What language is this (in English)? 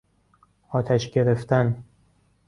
Persian